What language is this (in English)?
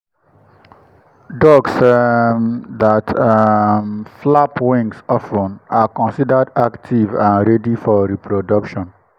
Nigerian Pidgin